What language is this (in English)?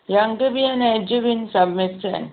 Sindhi